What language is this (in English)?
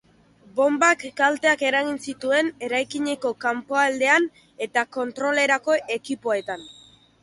Basque